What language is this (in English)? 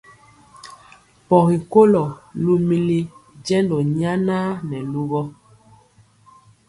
Mpiemo